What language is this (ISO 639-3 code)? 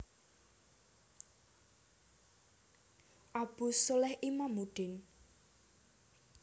jav